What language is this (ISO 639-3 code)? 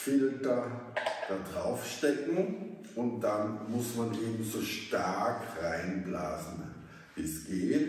deu